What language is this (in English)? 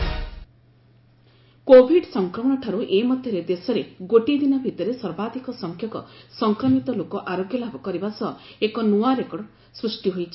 Odia